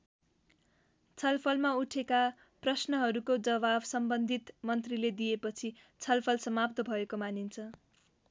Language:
Nepali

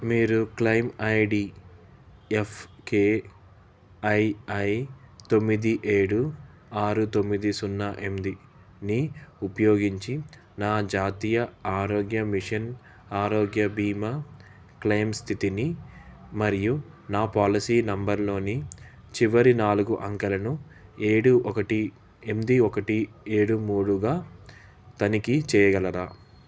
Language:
Telugu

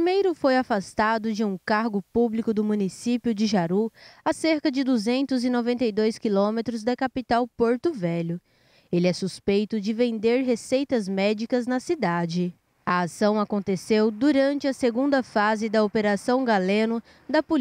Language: Portuguese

